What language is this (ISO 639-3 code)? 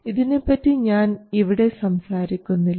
mal